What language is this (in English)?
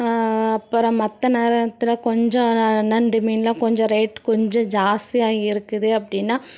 Tamil